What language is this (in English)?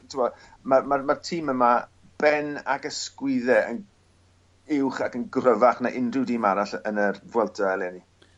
Welsh